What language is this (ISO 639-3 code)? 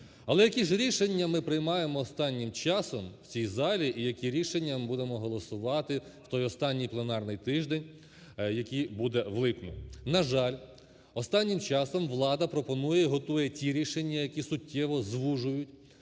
ukr